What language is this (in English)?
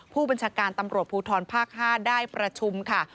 Thai